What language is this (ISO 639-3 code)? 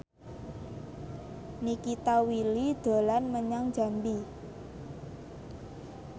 jav